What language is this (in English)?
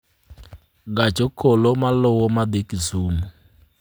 Luo (Kenya and Tanzania)